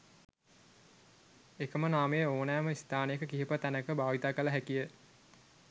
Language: Sinhala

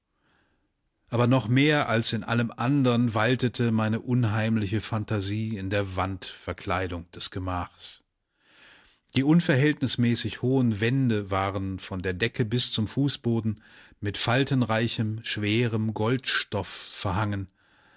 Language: German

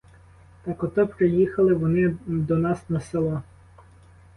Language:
Ukrainian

